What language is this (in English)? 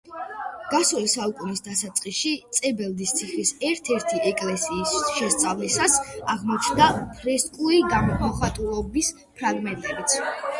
Georgian